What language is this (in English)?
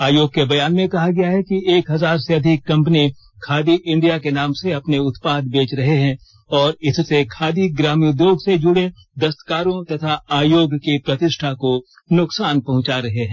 Hindi